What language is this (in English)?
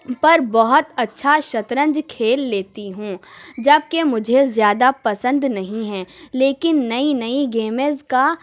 Urdu